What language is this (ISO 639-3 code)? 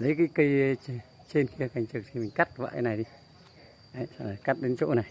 vie